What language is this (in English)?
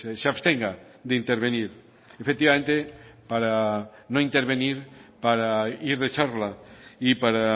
Spanish